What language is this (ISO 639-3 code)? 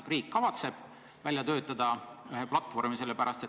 est